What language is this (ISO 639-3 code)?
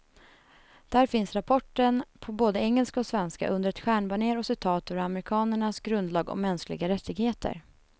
swe